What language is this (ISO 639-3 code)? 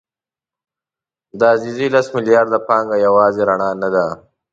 pus